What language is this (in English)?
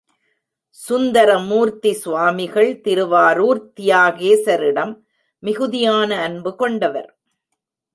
Tamil